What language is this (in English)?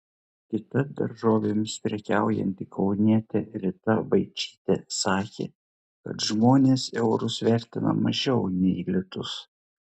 Lithuanian